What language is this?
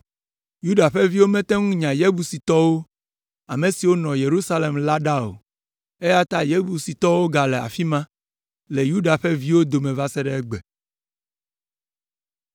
Ewe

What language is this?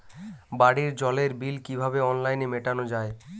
Bangla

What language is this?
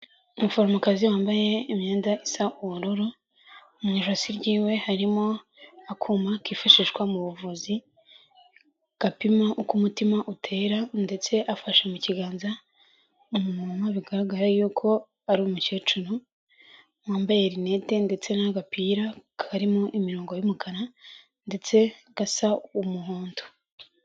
Kinyarwanda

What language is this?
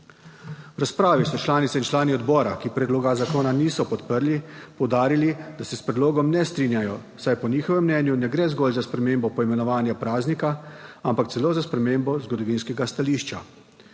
Slovenian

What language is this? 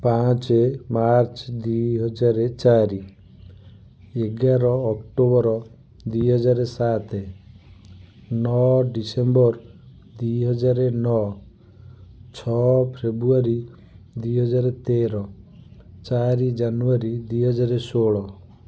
Odia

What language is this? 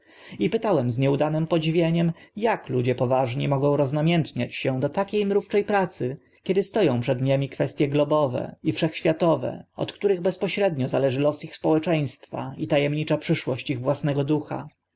Polish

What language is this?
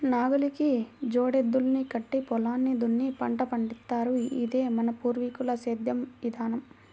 Telugu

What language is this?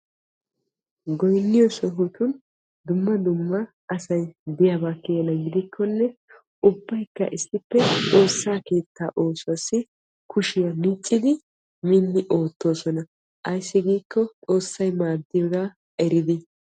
Wolaytta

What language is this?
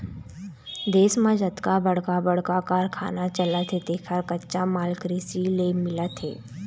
Chhattisgarhi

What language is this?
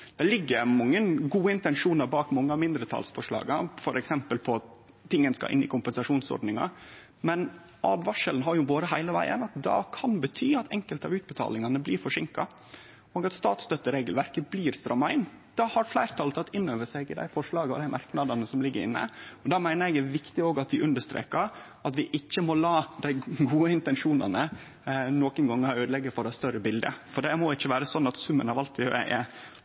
Norwegian Nynorsk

